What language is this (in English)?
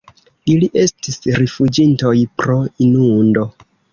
Esperanto